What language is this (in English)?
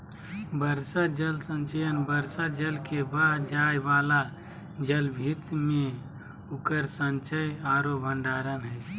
Magahi